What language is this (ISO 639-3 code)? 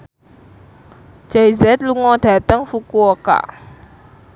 jav